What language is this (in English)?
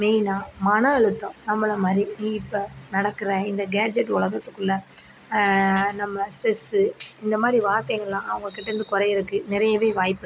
Tamil